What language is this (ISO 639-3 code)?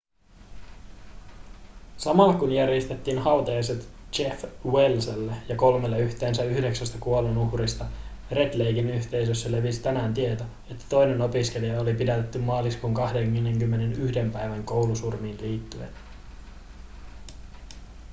fin